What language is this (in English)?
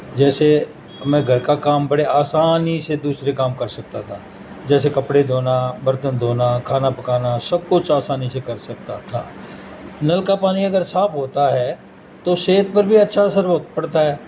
Urdu